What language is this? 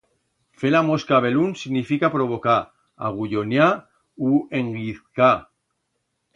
Aragonese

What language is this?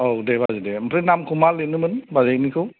Bodo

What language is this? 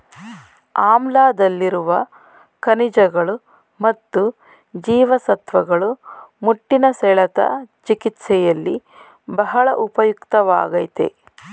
Kannada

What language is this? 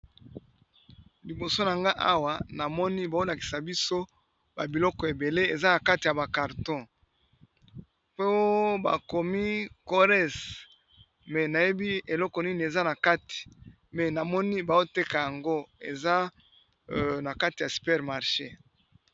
Lingala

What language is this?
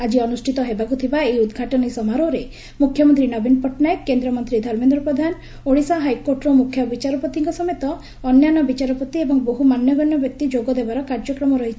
Odia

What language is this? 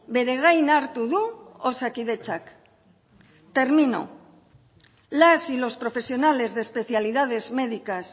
Spanish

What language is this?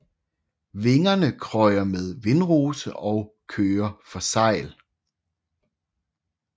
Danish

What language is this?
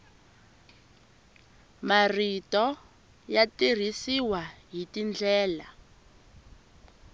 Tsonga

